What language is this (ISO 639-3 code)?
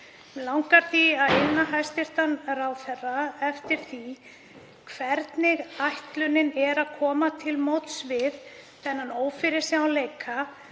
isl